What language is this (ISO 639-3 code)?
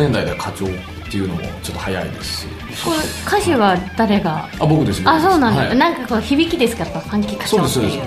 jpn